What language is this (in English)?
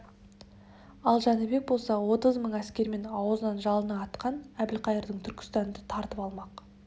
Kazakh